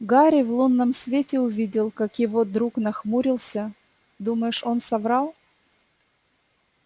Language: Russian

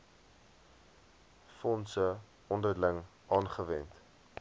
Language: Afrikaans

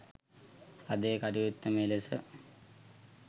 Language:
Sinhala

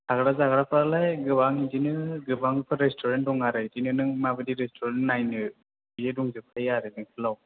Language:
Bodo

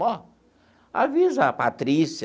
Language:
Portuguese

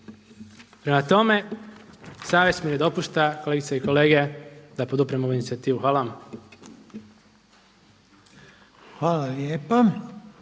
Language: Croatian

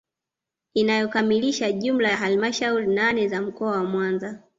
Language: Swahili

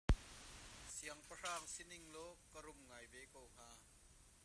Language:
Hakha Chin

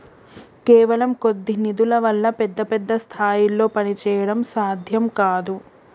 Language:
Telugu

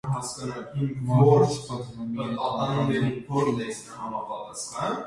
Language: Armenian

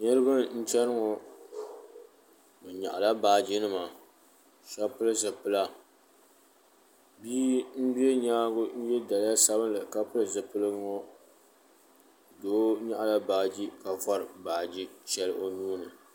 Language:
Dagbani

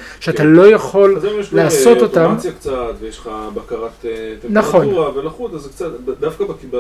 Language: Hebrew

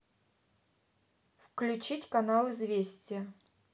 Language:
Russian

